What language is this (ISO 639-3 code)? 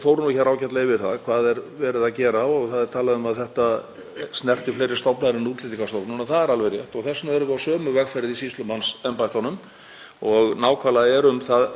isl